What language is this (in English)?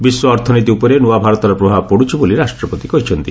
Odia